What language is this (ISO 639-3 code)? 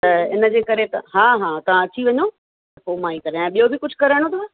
snd